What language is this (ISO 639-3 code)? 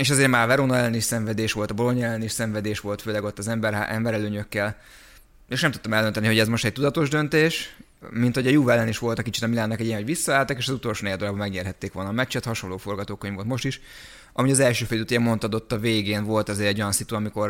hun